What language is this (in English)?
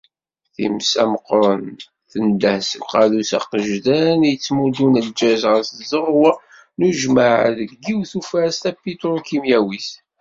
Kabyle